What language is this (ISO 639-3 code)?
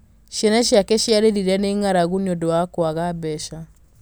kik